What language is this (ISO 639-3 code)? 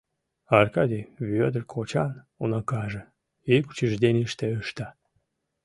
chm